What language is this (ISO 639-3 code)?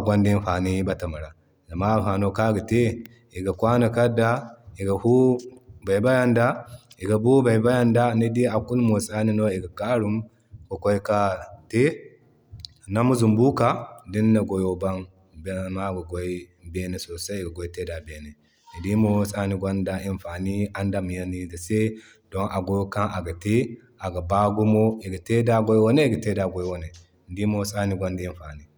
dje